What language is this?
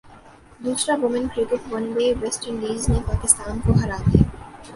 Urdu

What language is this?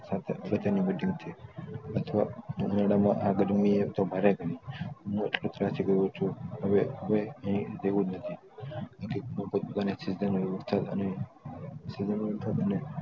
Gujarati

